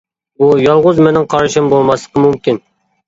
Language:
Uyghur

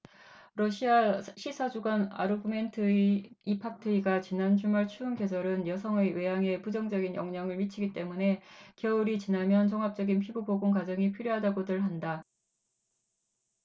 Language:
Korean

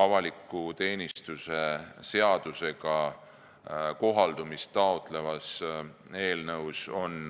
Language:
Estonian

